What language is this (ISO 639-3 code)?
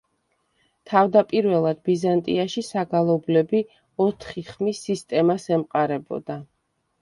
kat